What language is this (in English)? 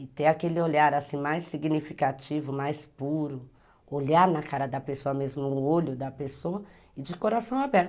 Portuguese